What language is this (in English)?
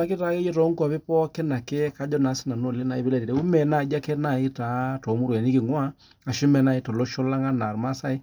Masai